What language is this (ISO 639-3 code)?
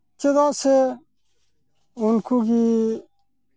sat